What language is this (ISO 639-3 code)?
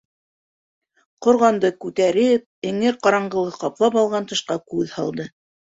bak